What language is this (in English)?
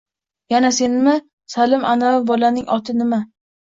Uzbek